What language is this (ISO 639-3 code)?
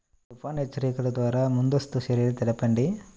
tel